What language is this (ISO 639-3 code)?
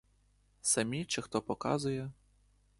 ukr